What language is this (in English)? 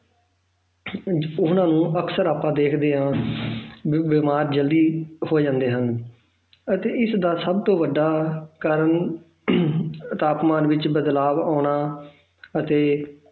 Punjabi